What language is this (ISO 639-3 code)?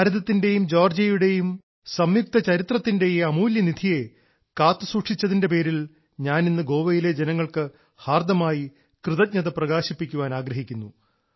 mal